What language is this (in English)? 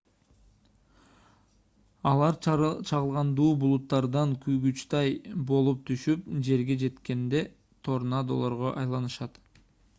Kyrgyz